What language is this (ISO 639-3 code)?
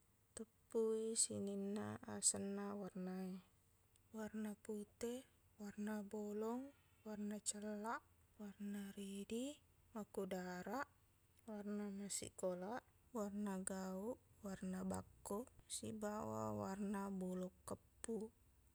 bug